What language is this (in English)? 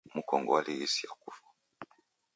Taita